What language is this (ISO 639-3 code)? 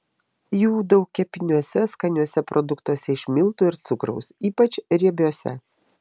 lit